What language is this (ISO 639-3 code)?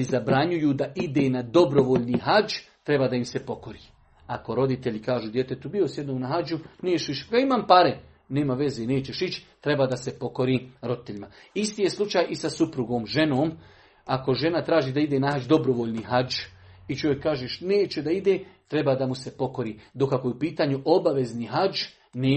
hrv